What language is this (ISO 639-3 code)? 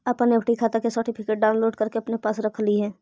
mag